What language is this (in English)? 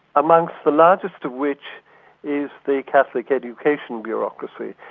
English